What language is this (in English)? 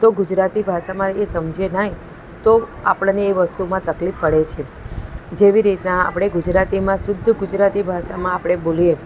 Gujarati